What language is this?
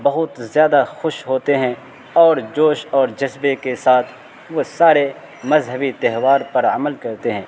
Urdu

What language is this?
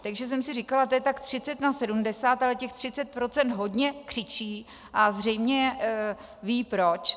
Czech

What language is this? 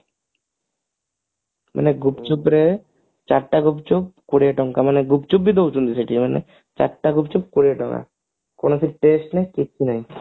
Odia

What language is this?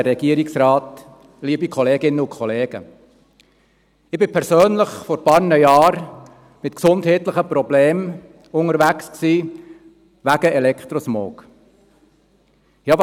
Swiss German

